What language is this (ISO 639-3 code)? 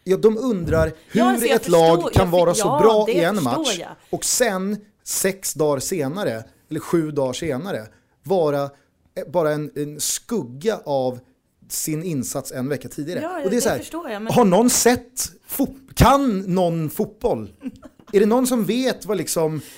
swe